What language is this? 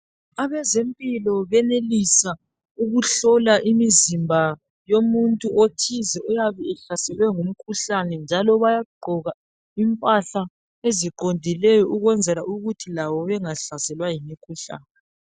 North Ndebele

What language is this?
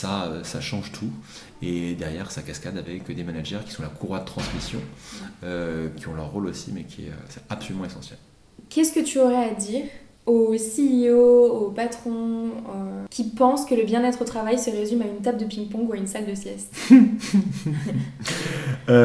French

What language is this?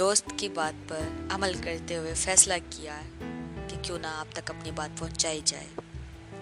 Urdu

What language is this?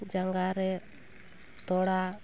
Santali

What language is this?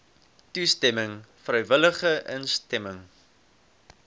Afrikaans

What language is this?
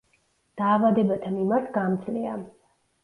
Georgian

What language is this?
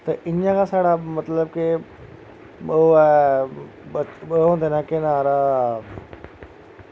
Dogri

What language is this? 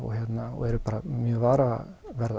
Icelandic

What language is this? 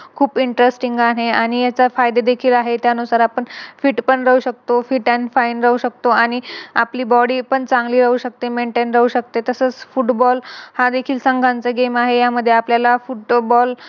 Marathi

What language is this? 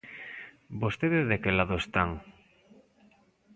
Galician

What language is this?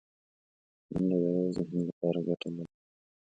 Pashto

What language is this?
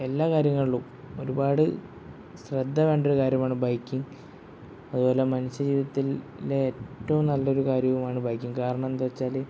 Malayalam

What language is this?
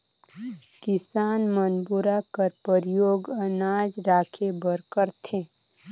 Chhattisgarhi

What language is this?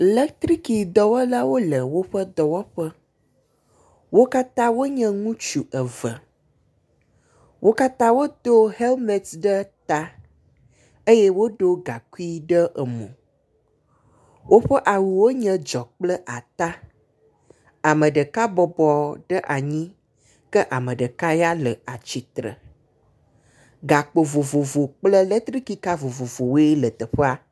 Ewe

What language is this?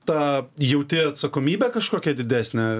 Lithuanian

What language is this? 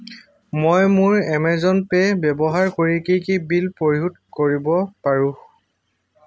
Assamese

